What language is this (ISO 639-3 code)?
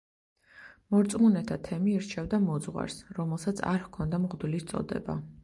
kat